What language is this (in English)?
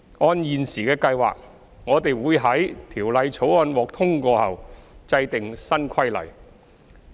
Cantonese